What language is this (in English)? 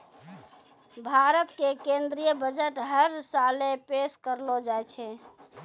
Maithili